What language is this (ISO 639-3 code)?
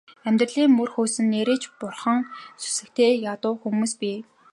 mon